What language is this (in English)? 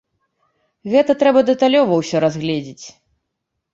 Belarusian